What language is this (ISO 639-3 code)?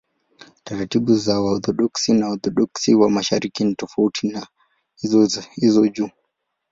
swa